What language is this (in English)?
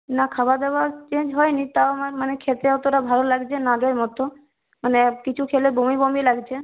Bangla